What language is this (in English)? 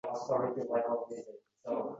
Uzbek